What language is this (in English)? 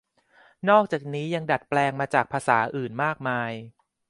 Thai